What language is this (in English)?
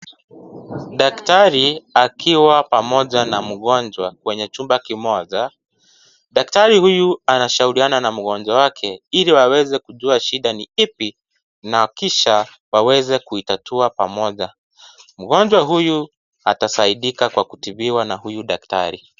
Swahili